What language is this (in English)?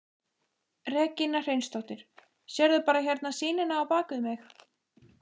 Icelandic